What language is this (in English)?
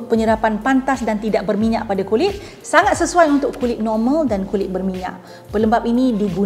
Malay